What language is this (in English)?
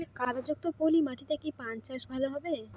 Bangla